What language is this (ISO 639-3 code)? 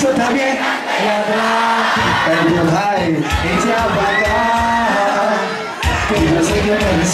ara